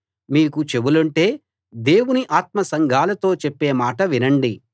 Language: Telugu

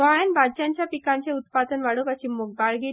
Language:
Konkani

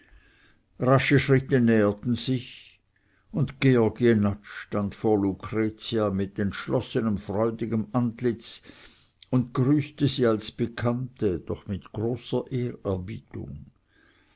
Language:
German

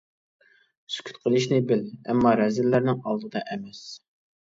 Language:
Uyghur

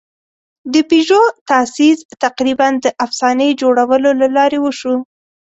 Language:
Pashto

